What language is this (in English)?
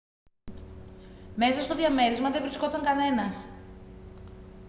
Greek